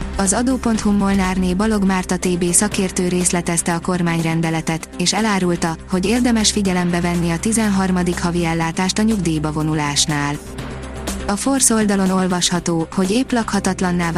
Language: Hungarian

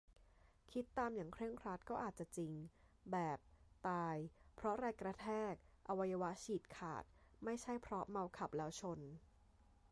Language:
Thai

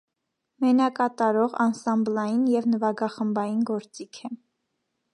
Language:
Armenian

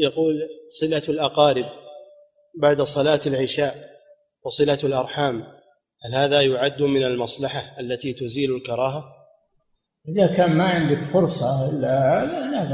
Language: Arabic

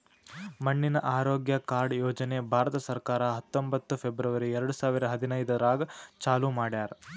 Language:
Kannada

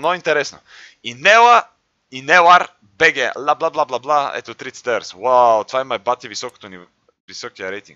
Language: Bulgarian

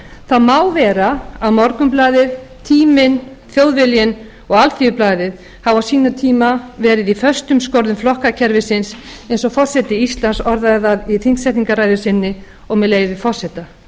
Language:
Icelandic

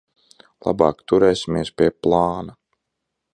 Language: Latvian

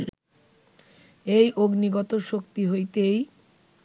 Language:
Bangla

